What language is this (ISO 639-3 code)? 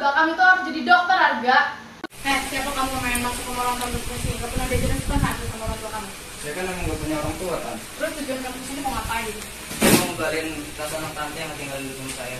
ind